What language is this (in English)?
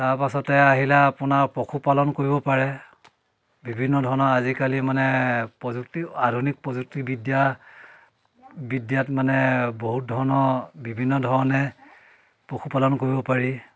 Assamese